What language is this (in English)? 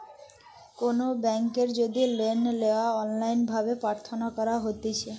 Bangla